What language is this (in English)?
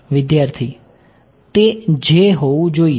Gujarati